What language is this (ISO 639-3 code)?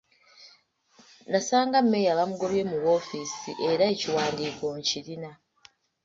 lug